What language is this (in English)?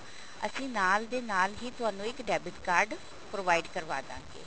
Punjabi